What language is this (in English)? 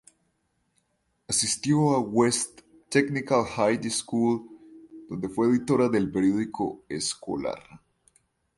Spanish